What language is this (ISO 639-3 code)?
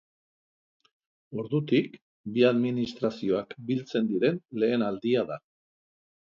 eus